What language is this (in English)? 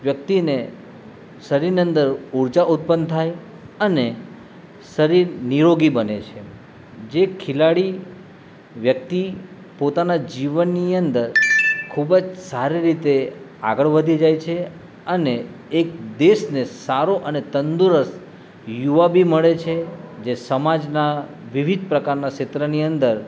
Gujarati